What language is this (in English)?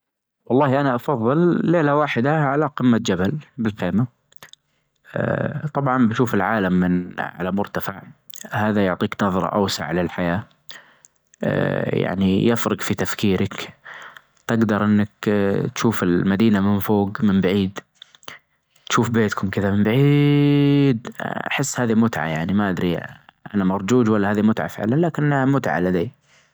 Najdi Arabic